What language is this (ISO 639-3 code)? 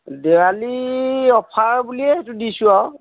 asm